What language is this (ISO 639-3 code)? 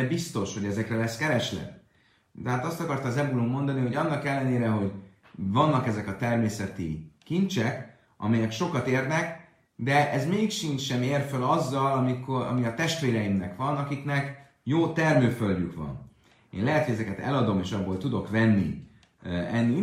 hun